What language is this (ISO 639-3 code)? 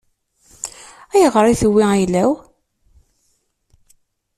kab